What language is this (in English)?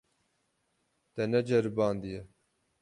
Kurdish